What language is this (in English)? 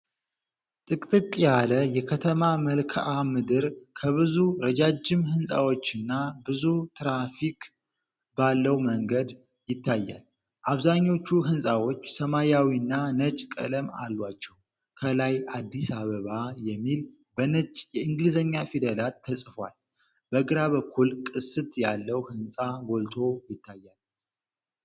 Amharic